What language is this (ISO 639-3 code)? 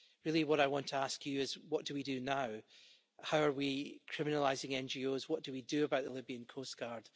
eng